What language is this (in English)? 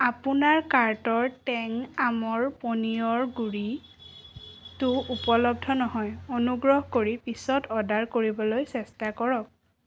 Assamese